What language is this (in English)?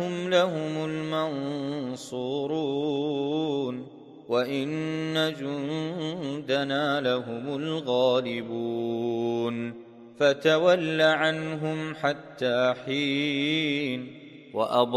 Arabic